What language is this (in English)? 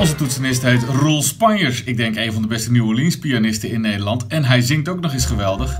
Dutch